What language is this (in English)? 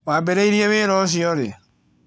Kikuyu